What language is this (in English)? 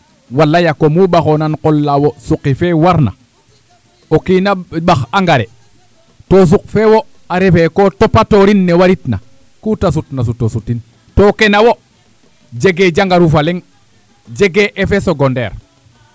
Serer